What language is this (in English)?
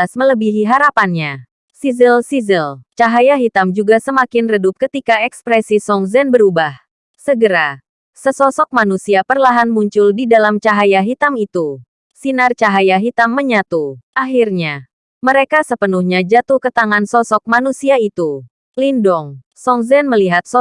Indonesian